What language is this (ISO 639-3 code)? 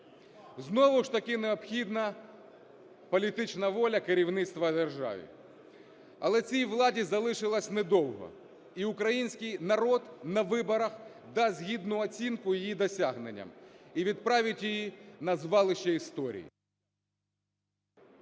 ukr